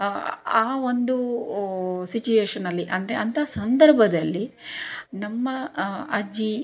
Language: Kannada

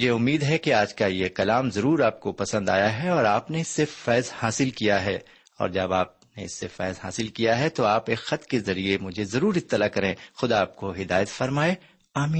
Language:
Urdu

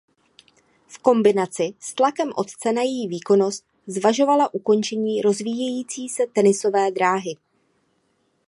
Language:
Czech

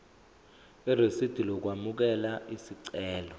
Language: Zulu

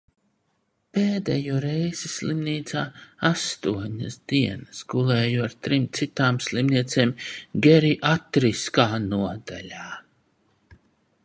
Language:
Latvian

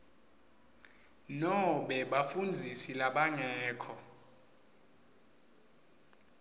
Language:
Swati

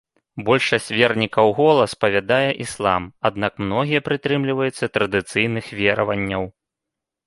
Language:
Belarusian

